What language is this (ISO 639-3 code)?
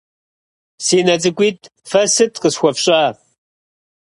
kbd